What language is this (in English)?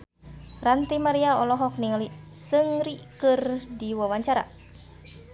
Sundanese